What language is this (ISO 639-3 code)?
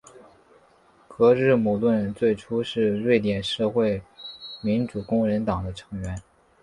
zho